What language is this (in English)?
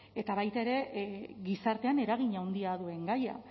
Basque